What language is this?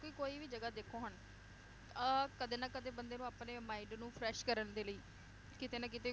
Punjabi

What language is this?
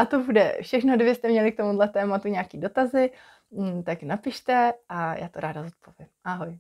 Czech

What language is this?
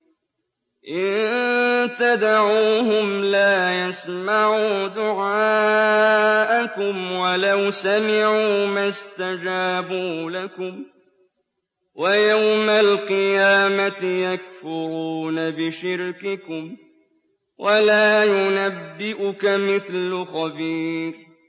Arabic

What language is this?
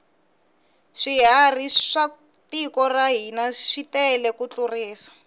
Tsonga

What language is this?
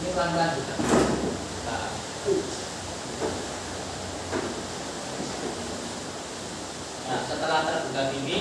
Indonesian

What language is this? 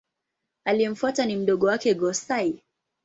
Swahili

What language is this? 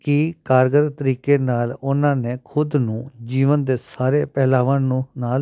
Punjabi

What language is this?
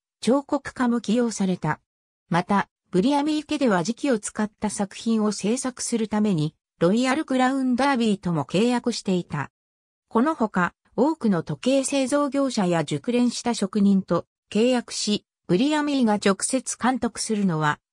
Japanese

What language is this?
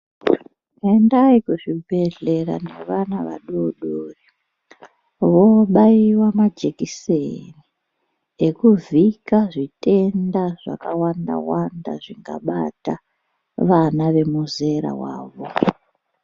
Ndau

